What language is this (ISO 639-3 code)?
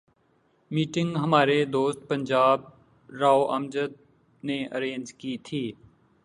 urd